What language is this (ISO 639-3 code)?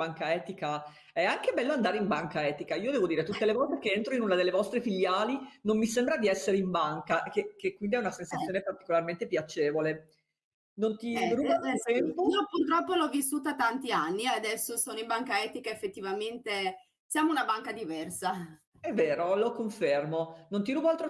ita